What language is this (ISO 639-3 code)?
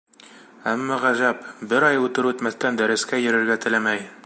bak